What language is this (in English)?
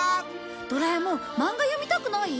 Japanese